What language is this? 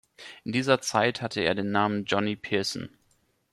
German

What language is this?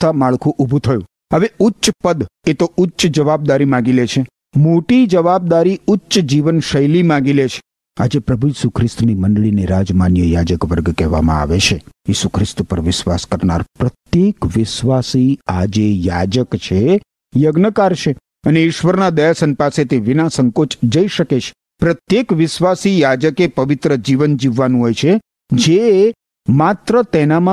Gujarati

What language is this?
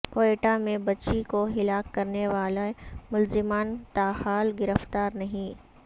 Urdu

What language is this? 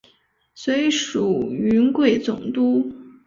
Chinese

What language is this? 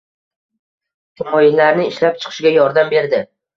Uzbek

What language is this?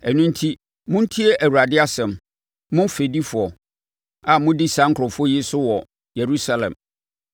Akan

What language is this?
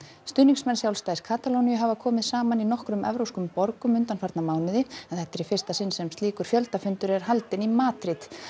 Icelandic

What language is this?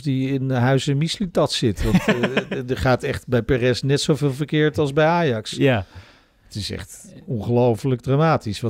Dutch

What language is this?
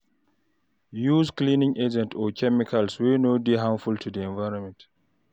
Nigerian Pidgin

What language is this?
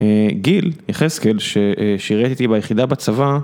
Hebrew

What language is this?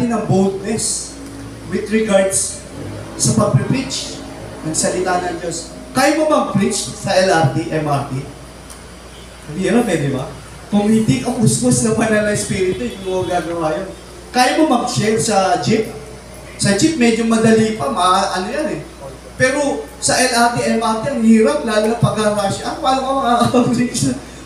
Filipino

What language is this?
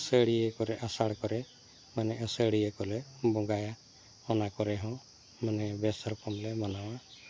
Santali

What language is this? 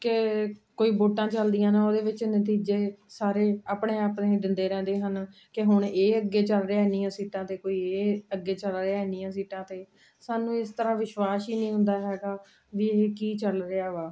Punjabi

